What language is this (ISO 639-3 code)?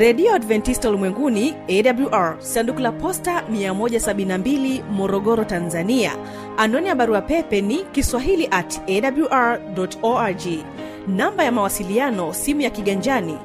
swa